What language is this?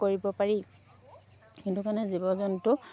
Assamese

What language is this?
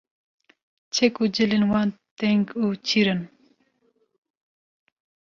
Kurdish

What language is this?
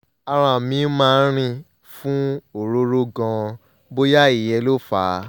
Yoruba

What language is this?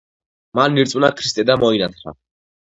Georgian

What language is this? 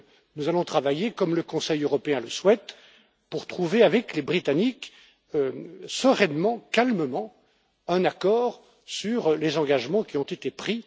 French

